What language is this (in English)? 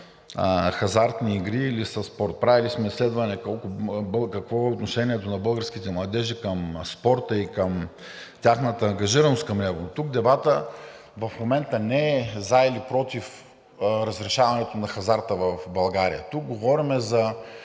Bulgarian